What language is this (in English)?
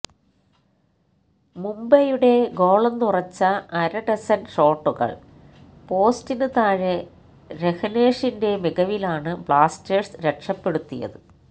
Malayalam